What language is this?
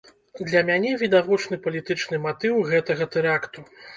Belarusian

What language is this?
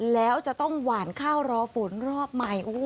Thai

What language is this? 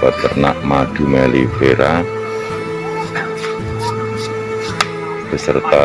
Indonesian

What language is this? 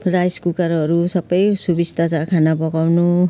Nepali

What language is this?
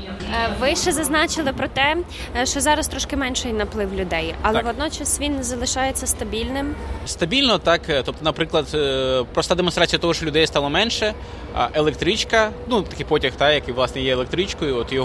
Ukrainian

